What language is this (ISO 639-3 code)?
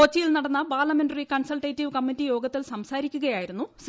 mal